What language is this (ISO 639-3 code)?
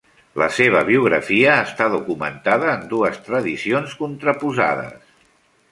cat